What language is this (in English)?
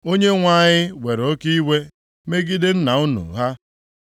Igbo